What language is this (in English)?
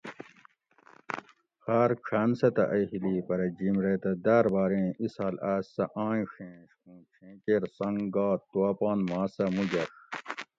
Gawri